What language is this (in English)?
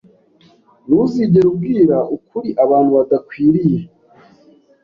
Kinyarwanda